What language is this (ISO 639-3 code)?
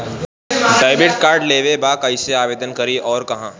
bho